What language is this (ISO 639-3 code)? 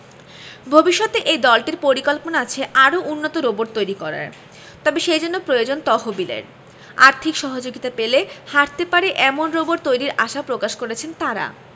ben